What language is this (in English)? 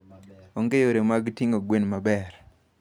Luo (Kenya and Tanzania)